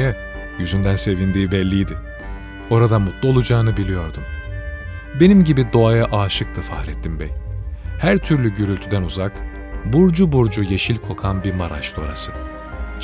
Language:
Turkish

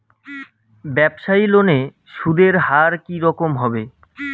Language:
Bangla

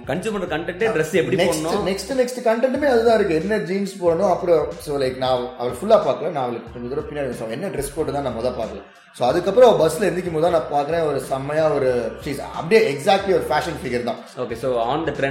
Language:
Tamil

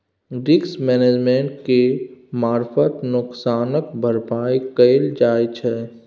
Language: Maithili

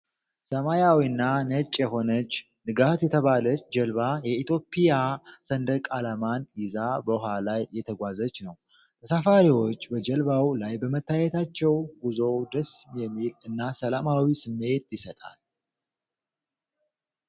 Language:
Amharic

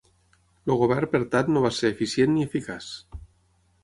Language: Catalan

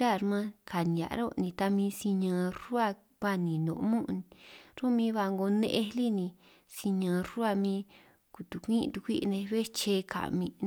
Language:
San Martín Itunyoso Triqui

